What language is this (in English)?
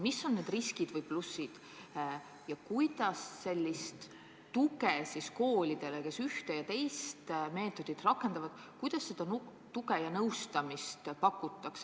Estonian